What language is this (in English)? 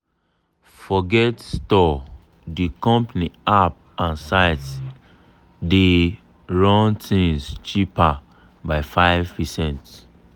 Nigerian Pidgin